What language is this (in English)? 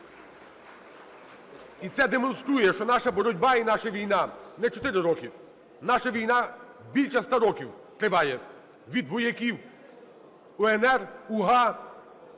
Ukrainian